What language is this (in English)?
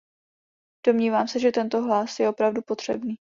Czech